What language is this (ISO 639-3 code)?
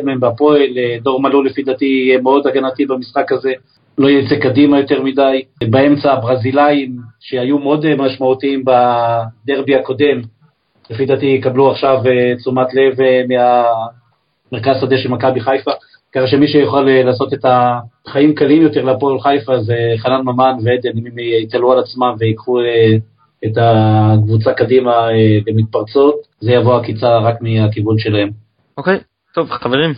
heb